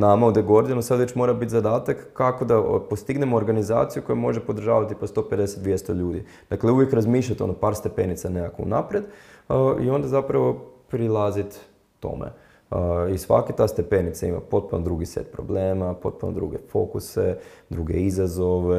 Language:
Croatian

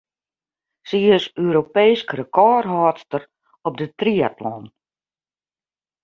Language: Western Frisian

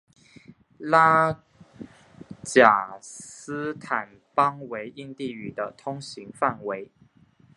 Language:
Chinese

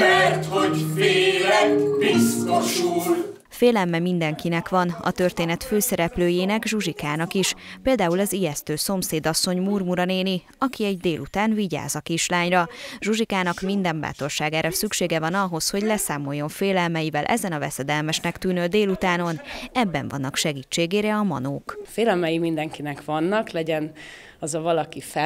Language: Hungarian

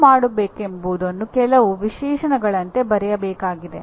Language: Kannada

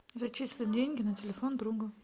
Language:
Russian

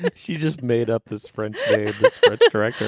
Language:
English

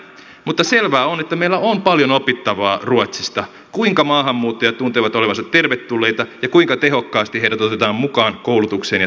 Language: Finnish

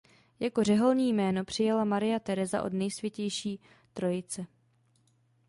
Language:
Czech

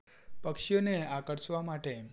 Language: Gujarati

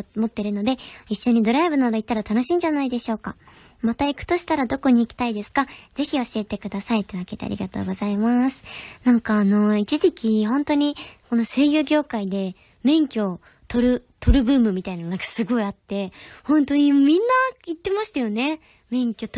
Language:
Japanese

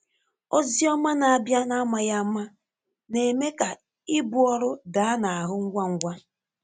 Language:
Igbo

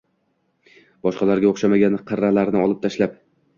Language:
Uzbek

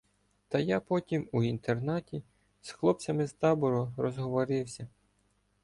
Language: Ukrainian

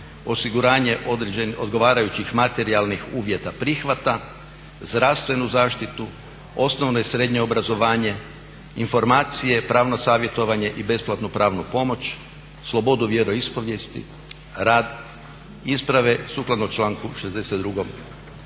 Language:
Croatian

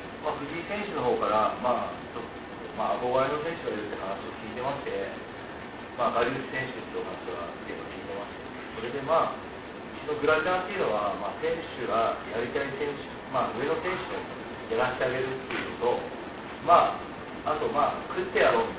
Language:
Japanese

